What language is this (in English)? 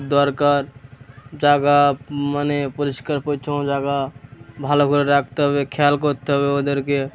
Bangla